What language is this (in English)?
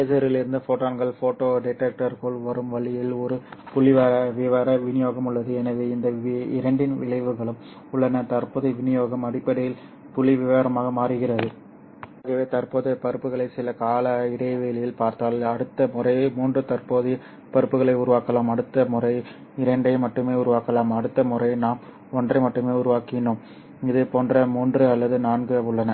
Tamil